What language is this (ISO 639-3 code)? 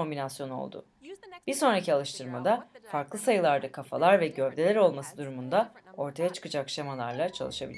tur